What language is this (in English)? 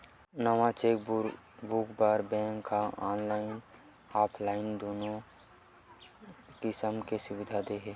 Chhattisgarhi